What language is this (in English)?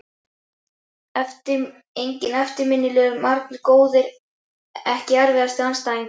Icelandic